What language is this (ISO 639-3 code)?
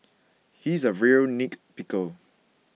eng